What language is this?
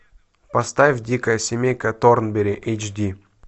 Russian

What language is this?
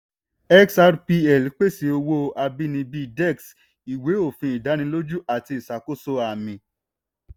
Yoruba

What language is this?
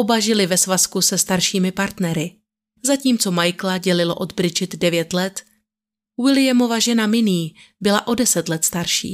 Czech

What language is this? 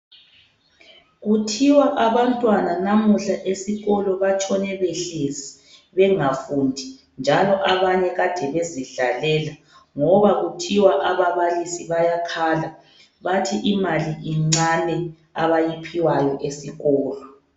North Ndebele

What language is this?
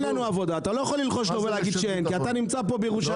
Hebrew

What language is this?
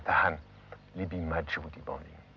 Indonesian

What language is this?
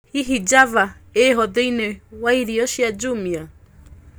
Kikuyu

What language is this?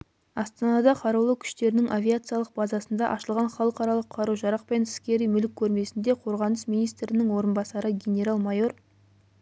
Kazakh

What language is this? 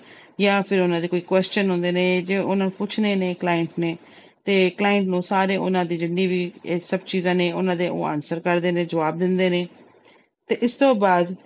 Punjabi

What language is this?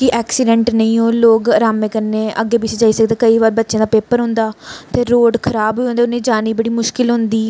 Dogri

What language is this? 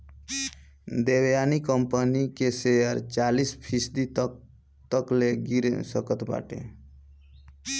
Bhojpuri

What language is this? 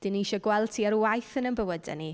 Welsh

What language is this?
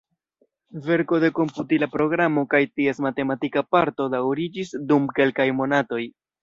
Esperanto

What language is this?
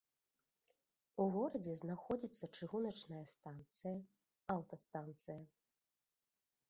Belarusian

